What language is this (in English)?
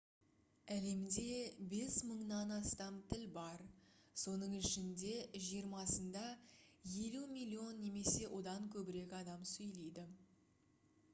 Kazakh